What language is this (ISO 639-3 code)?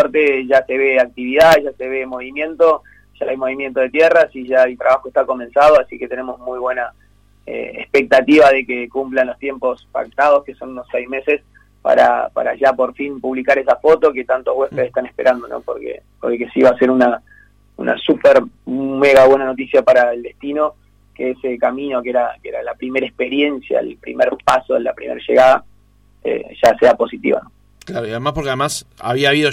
spa